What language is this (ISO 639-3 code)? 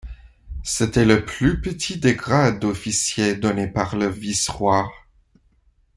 fra